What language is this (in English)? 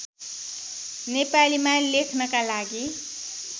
Nepali